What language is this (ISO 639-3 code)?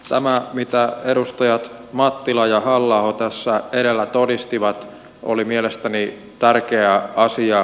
fin